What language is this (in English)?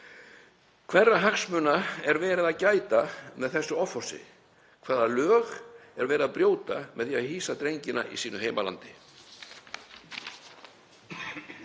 Icelandic